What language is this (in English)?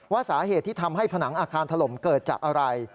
Thai